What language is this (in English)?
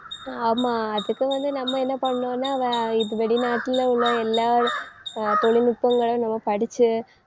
Tamil